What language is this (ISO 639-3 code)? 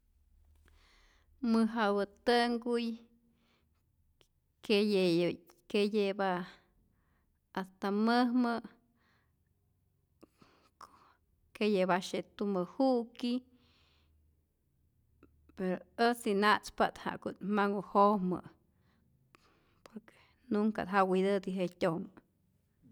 zor